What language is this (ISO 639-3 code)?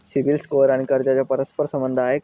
mar